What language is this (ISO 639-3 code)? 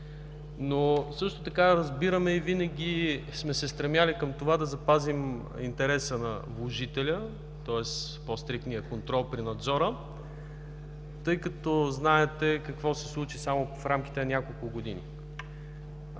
bul